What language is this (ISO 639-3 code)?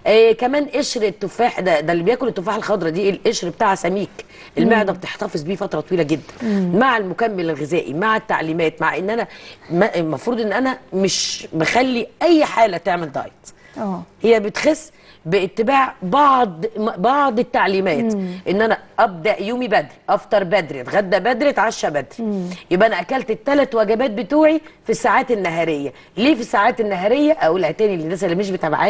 ara